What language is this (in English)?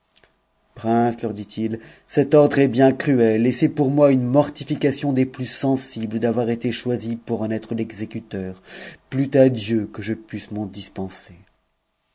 French